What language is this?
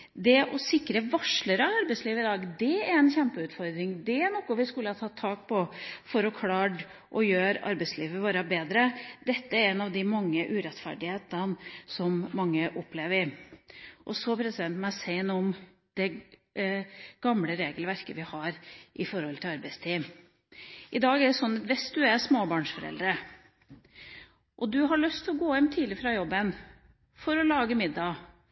Norwegian Bokmål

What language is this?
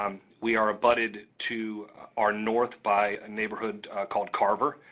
English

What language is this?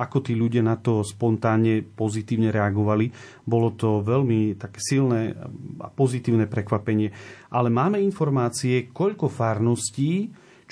Slovak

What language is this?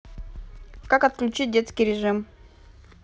Russian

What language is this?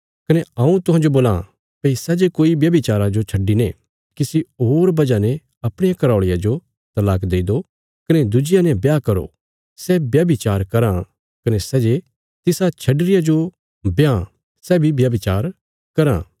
Bilaspuri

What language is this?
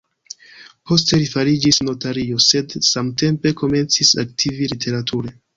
Esperanto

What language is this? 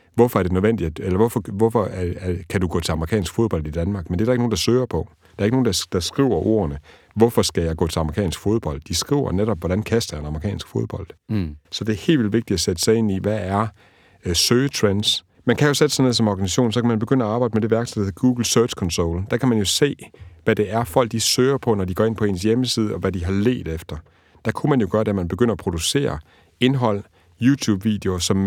Danish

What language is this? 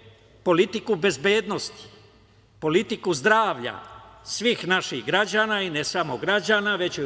Serbian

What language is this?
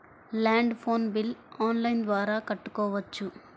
Telugu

